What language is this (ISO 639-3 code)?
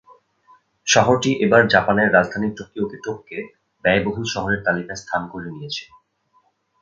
ben